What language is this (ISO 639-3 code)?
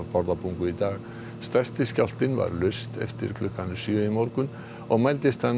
isl